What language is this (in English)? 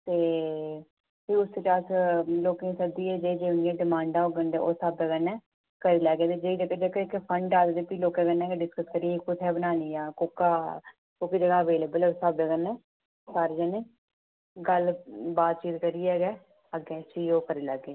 Dogri